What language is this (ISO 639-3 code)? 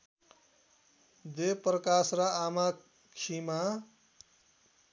nep